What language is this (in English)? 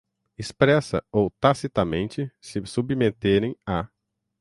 Portuguese